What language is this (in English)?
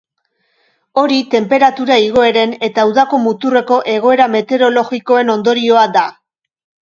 Basque